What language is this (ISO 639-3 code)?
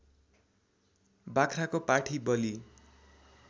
nep